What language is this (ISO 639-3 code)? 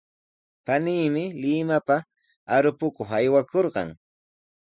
qws